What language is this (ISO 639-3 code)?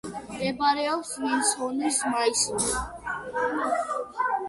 kat